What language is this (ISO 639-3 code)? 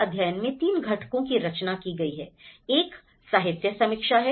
hin